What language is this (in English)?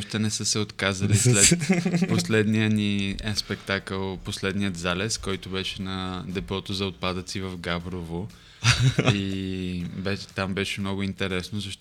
Bulgarian